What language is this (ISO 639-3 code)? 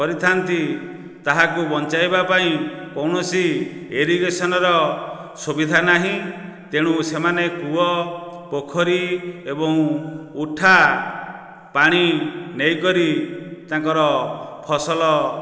ori